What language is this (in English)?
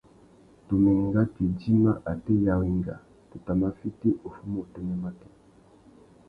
Tuki